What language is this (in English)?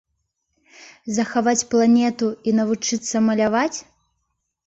Belarusian